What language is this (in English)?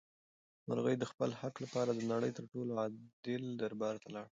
Pashto